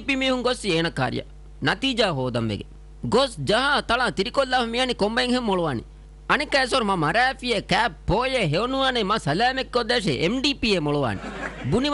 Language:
Hindi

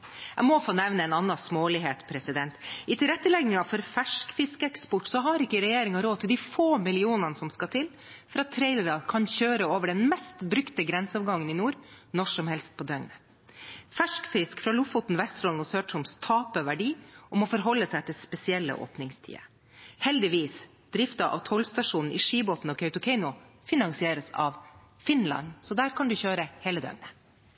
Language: Norwegian Bokmål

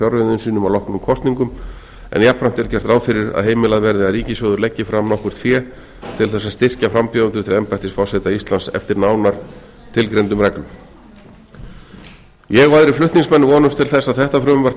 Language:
Icelandic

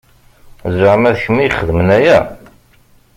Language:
Kabyle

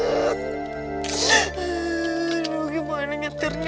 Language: Indonesian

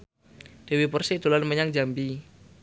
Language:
Javanese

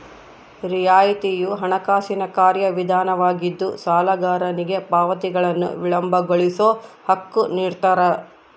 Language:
Kannada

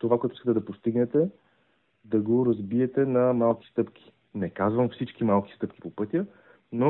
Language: Bulgarian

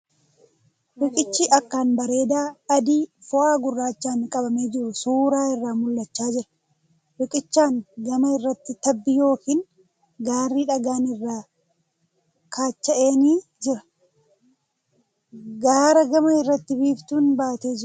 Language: Oromo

